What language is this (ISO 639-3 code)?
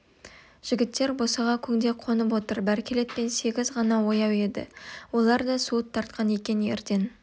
kaz